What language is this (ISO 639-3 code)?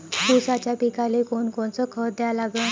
mar